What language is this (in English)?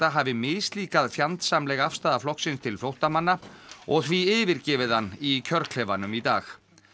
Icelandic